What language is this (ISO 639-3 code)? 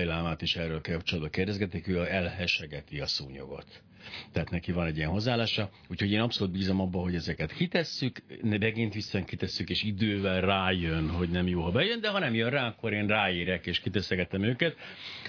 hun